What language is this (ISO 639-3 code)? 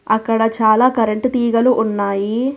tel